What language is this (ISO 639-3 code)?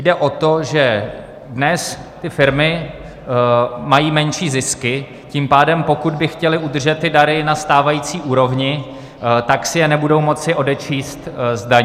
ces